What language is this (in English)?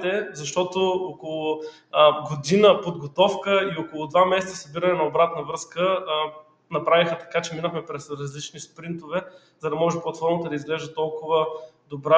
Bulgarian